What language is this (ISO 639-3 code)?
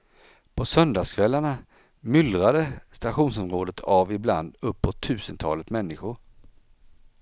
swe